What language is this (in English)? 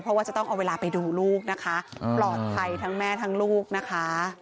Thai